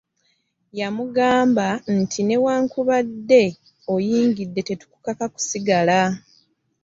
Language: Ganda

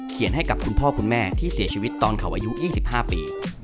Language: Thai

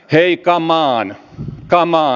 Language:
Finnish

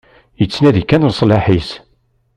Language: Kabyle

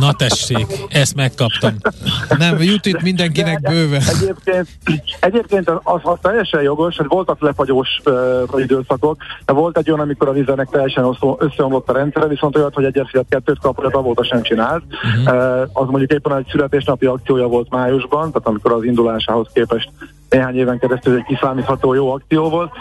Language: Hungarian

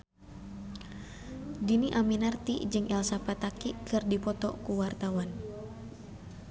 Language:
Sundanese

